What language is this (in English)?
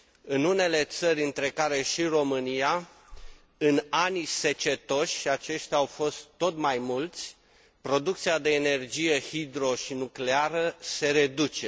Romanian